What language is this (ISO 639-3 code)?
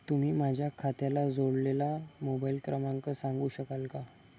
mar